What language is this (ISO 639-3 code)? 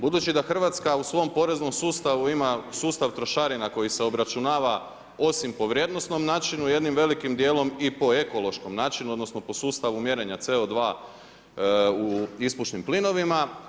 hrv